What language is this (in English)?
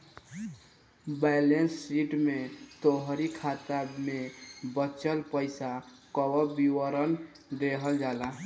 Bhojpuri